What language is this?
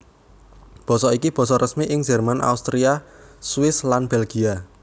Javanese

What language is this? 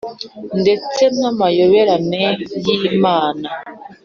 Kinyarwanda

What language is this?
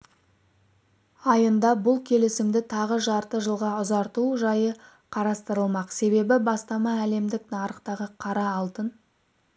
Kazakh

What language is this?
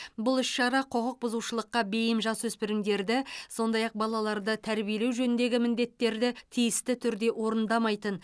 Kazakh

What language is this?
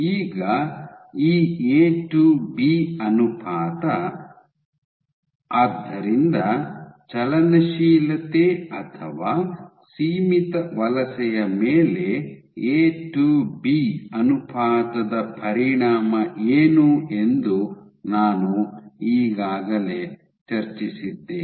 Kannada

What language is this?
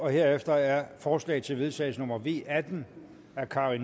Danish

